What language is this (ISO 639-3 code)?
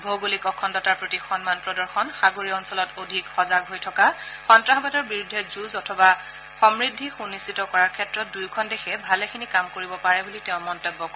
asm